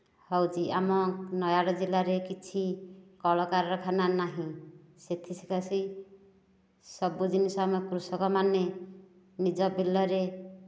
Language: Odia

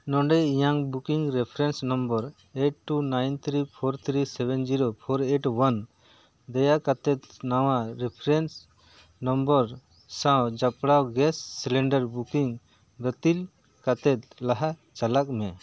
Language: Santali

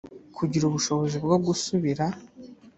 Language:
Kinyarwanda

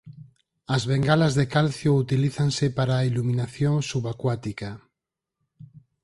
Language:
Galician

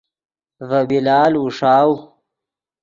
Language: Yidgha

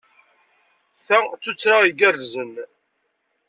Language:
Kabyle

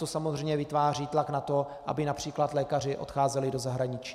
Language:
Czech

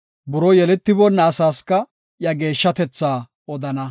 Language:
Gofa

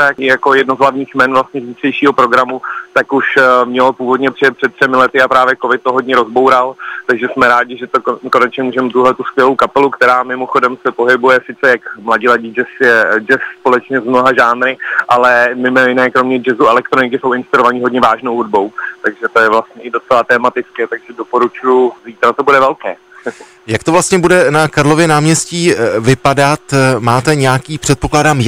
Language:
Czech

